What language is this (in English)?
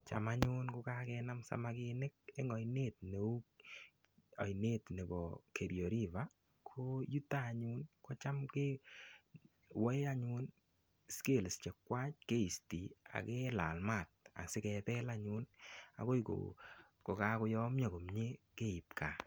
Kalenjin